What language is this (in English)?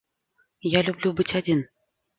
Russian